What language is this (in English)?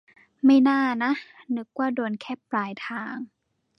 Thai